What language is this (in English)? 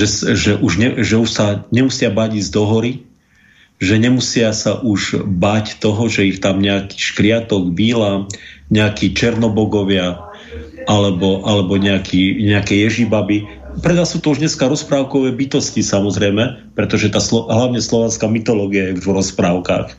Slovak